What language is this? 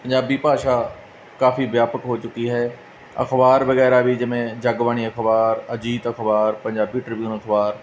Punjabi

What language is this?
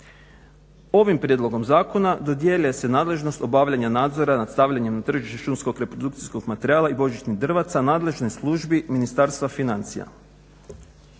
Croatian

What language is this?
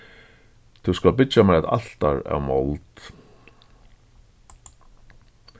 Faroese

